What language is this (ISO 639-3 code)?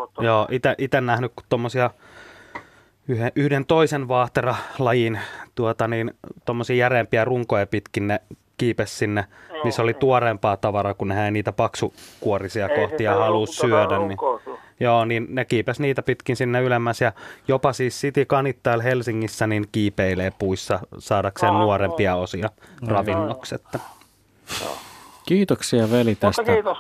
fin